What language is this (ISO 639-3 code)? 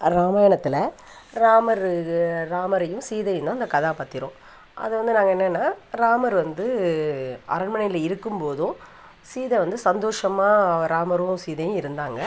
tam